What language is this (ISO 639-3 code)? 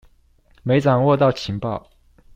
zho